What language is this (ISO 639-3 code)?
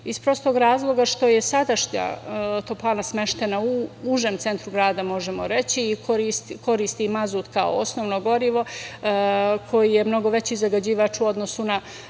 srp